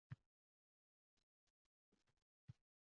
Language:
Uzbek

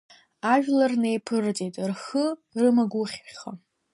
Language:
Abkhazian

